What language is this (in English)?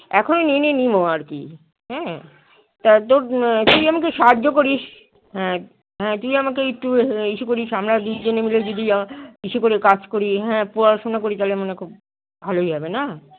Bangla